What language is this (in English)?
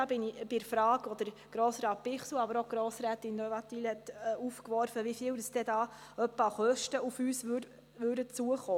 Swiss German